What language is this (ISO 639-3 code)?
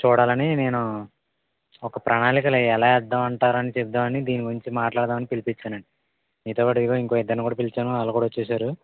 tel